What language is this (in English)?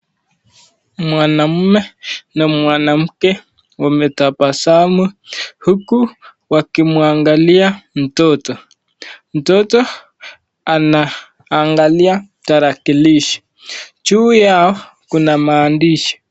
Swahili